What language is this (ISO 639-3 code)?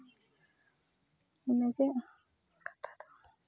sat